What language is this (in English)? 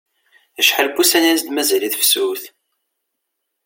Kabyle